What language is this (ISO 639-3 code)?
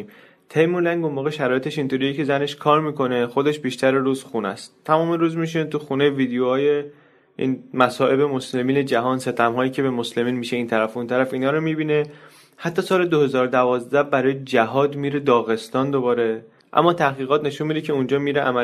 fas